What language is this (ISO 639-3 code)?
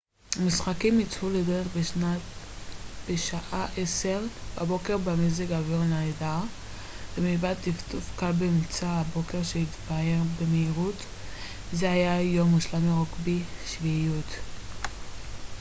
heb